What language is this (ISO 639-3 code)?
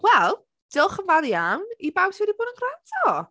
cym